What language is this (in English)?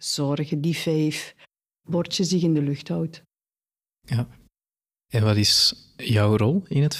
Dutch